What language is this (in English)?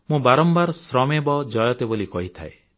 Odia